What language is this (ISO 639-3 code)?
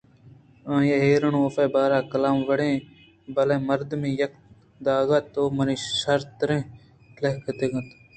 bgp